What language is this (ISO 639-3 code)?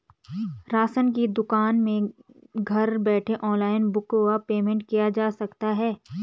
hin